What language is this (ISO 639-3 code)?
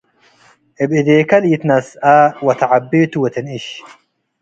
tig